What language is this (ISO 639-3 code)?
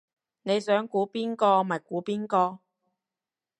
yue